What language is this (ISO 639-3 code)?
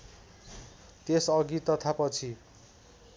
nep